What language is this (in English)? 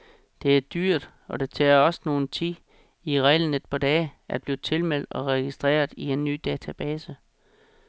Danish